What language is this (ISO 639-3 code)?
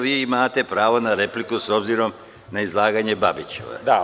srp